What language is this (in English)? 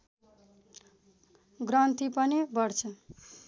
Nepali